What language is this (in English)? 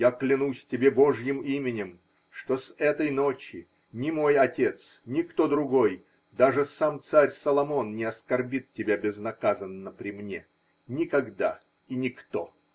Russian